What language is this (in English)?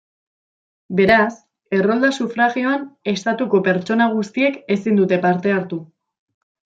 Basque